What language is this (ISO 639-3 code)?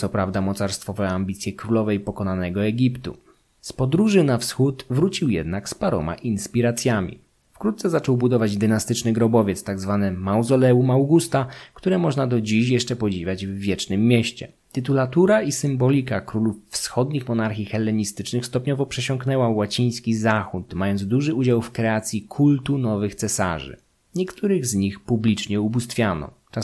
pol